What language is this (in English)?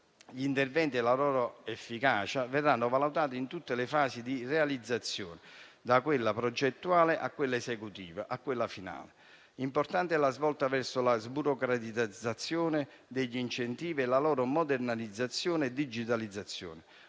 Italian